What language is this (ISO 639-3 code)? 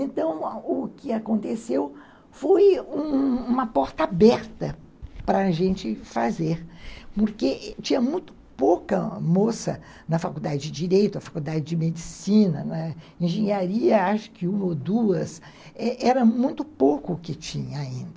por